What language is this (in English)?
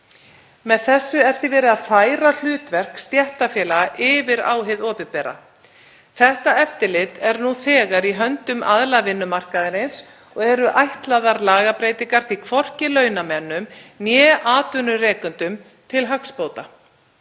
Icelandic